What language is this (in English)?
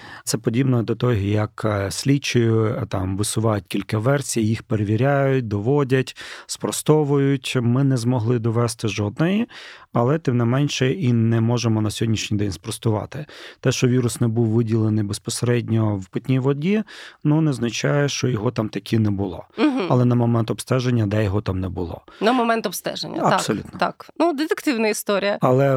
Ukrainian